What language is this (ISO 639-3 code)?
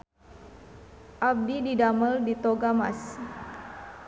sun